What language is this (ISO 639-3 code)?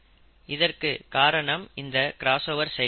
tam